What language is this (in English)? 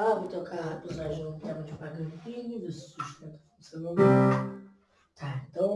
Portuguese